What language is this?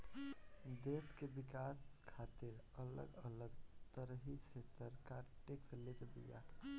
Bhojpuri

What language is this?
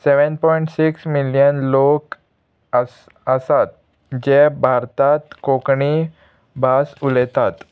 Konkani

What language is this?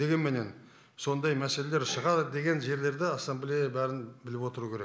Kazakh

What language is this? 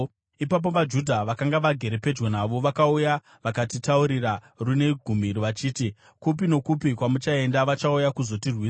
Shona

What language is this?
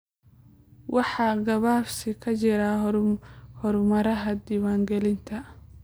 Somali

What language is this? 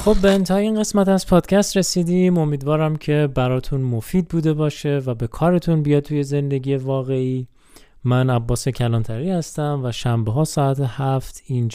Persian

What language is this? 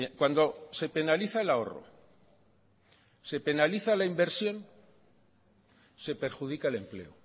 Spanish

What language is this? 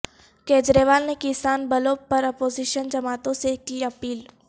Urdu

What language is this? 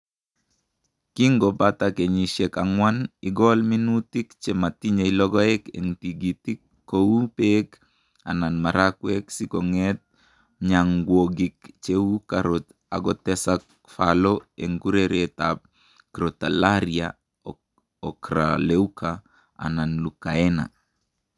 Kalenjin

